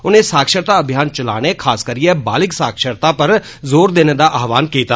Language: Dogri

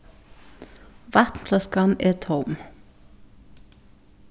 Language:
Faroese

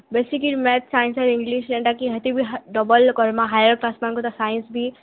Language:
Odia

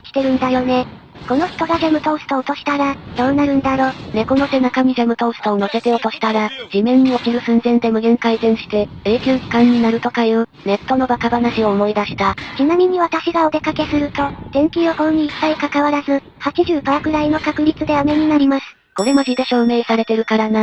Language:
Japanese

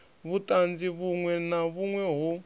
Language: Venda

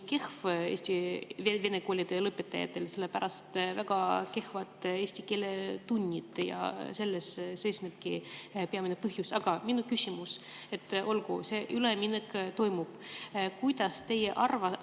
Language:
Estonian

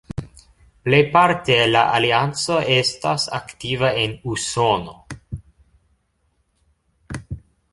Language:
Esperanto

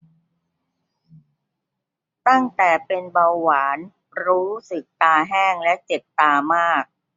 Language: Thai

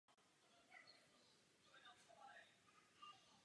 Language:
Czech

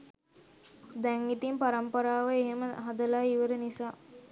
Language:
Sinhala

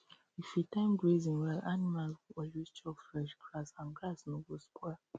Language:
Nigerian Pidgin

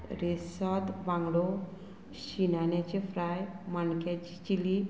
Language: Konkani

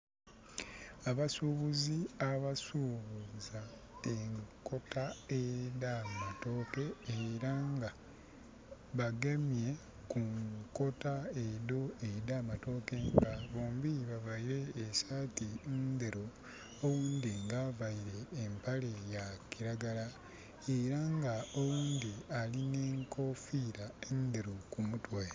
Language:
Soga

